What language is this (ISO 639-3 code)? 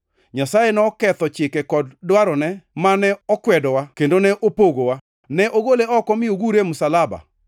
luo